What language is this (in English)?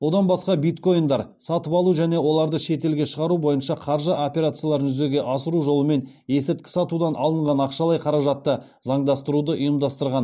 Kazakh